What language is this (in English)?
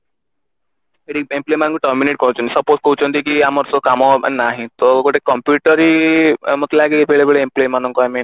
Odia